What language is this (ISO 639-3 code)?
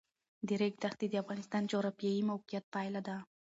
pus